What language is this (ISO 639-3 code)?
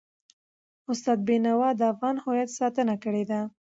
pus